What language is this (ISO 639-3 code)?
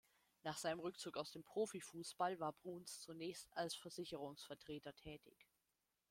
deu